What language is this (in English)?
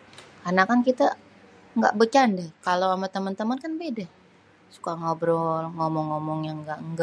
Betawi